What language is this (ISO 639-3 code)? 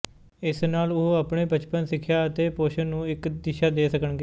pan